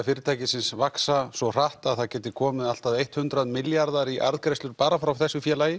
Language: Icelandic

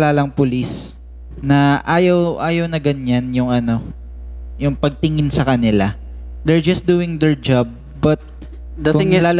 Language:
Filipino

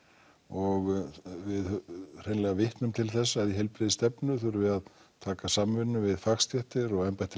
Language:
Icelandic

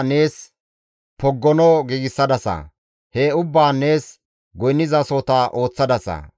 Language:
Gamo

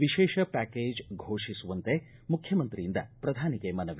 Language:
Kannada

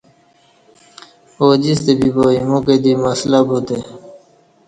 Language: Kati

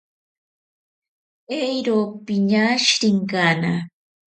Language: Ashéninka Perené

